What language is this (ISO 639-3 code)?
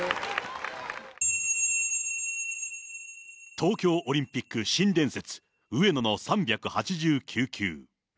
jpn